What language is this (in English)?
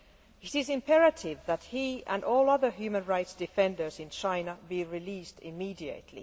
English